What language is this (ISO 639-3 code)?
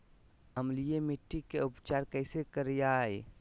mag